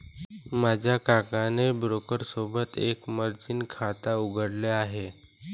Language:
Marathi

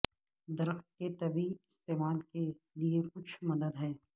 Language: Urdu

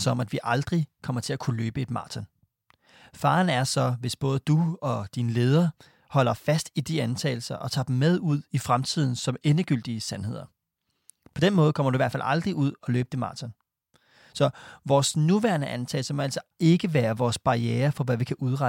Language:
Danish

